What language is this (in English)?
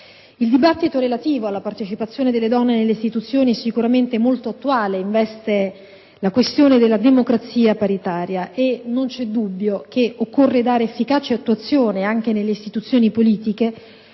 Italian